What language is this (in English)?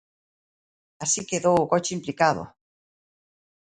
Galician